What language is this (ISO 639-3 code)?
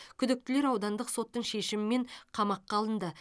kaz